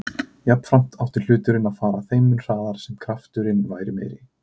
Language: Icelandic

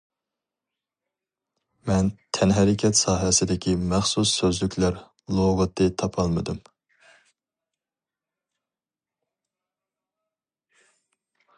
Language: Uyghur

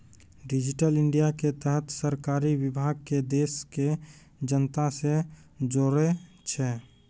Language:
Maithili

